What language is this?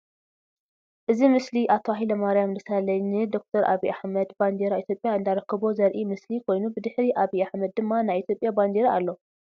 Tigrinya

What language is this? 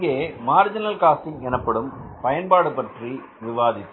Tamil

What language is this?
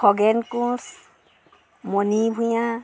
Assamese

